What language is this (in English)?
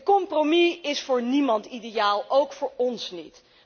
Dutch